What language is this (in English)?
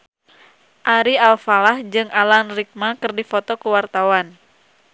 Sundanese